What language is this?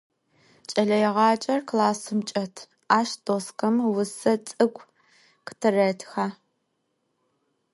Adyghe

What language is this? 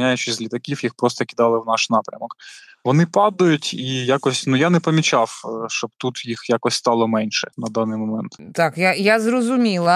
Ukrainian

